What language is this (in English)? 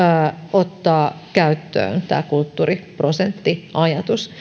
Finnish